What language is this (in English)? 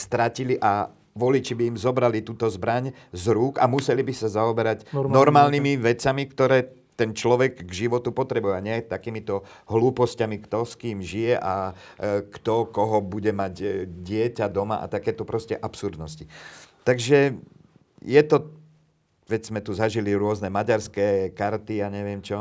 Slovak